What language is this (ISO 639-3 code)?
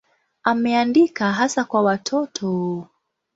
swa